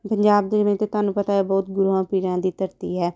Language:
Punjabi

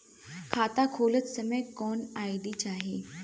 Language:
Bhojpuri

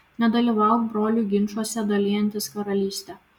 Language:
Lithuanian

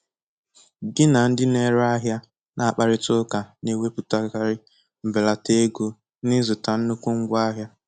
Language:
Igbo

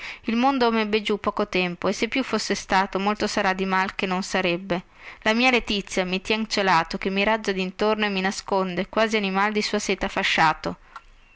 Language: Italian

